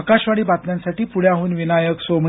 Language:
Marathi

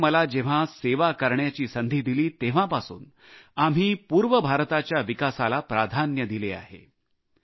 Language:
Marathi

